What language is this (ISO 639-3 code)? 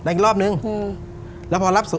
tha